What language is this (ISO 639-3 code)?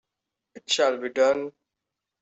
eng